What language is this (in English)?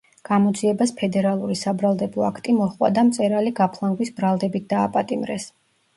Georgian